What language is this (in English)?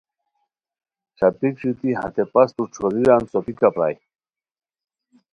Khowar